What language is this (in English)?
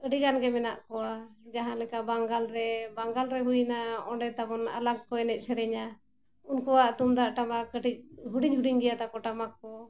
Santali